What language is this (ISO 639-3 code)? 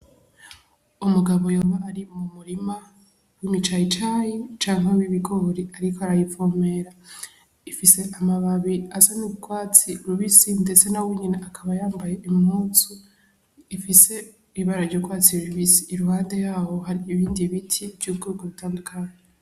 run